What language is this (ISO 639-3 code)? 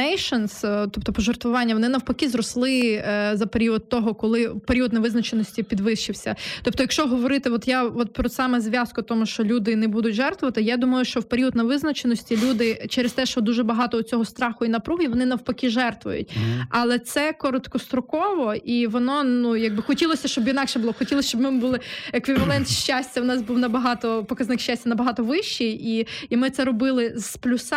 ukr